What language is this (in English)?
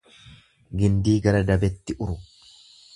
Oromo